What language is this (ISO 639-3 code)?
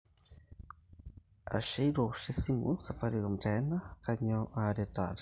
mas